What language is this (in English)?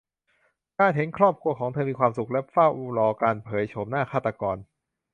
Thai